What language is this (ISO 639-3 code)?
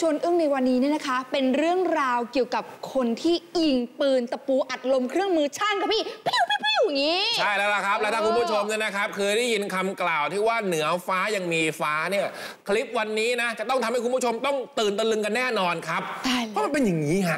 tha